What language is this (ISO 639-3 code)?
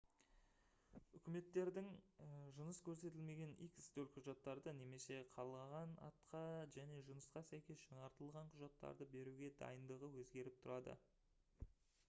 kaz